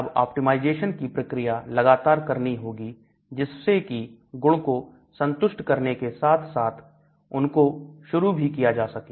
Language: Hindi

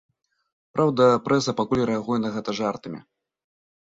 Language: Belarusian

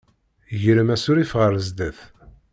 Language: Kabyle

